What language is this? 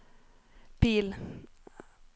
Norwegian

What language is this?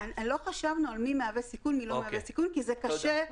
Hebrew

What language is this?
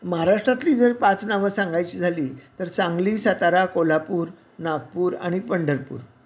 Marathi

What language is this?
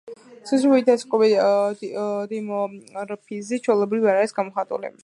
Georgian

